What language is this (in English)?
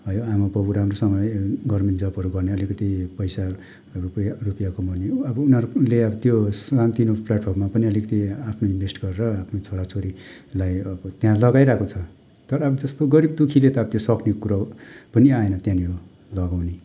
Nepali